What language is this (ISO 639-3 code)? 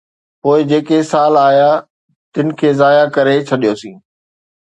snd